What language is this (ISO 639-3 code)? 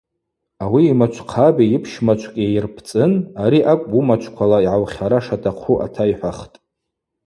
abq